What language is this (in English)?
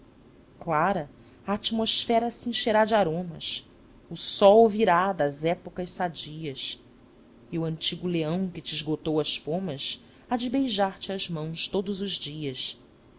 Portuguese